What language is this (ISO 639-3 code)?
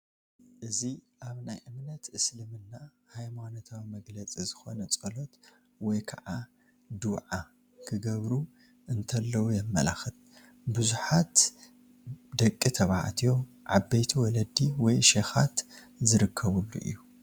tir